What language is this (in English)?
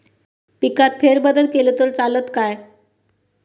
Marathi